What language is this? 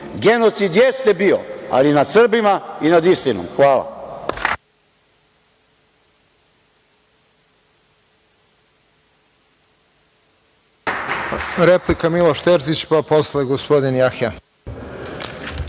Serbian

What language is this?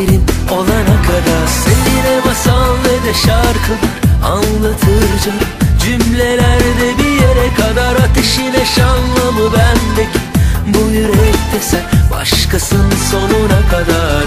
Turkish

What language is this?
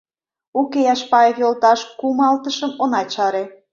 Mari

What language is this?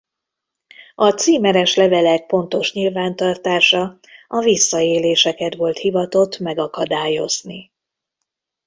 Hungarian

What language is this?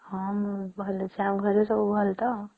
Odia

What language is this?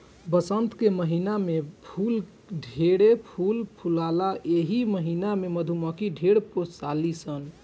Bhojpuri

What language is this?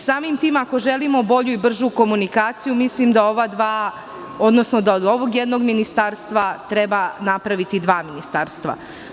Serbian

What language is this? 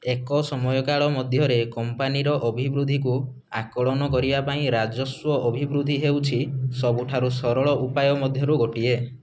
Odia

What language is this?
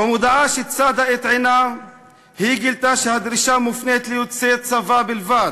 Hebrew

